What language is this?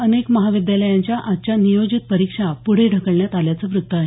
Marathi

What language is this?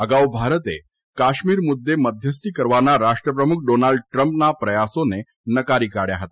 Gujarati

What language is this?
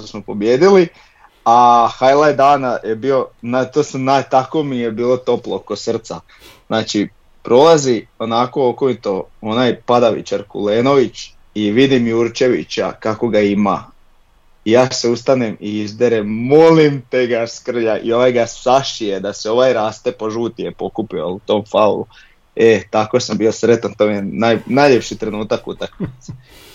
Croatian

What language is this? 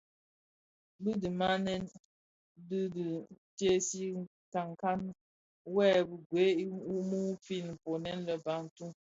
Bafia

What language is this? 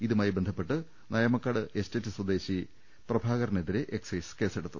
Malayalam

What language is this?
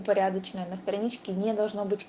Russian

